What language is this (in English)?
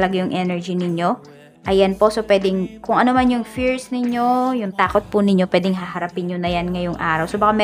Filipino